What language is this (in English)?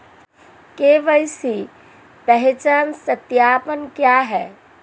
Hindi